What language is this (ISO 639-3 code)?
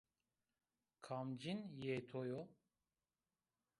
zza